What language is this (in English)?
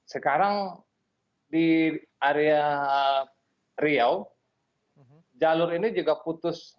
Indonesian